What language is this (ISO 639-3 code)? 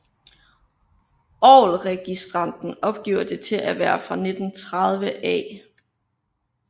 dan